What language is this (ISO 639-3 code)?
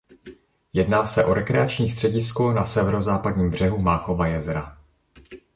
ces